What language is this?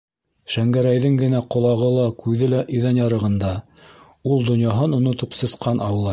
Bashkir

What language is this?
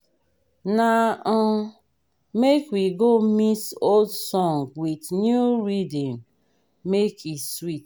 Nigerian Pidgin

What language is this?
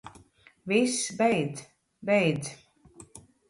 Latvian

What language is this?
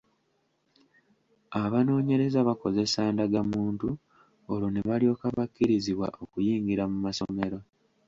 Ganda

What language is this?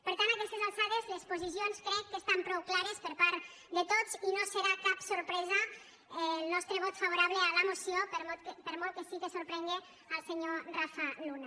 Catalan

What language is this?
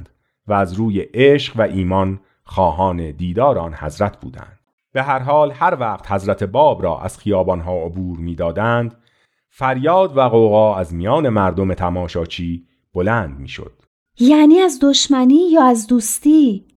Persian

